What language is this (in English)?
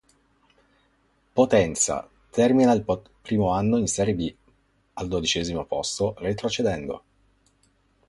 Italian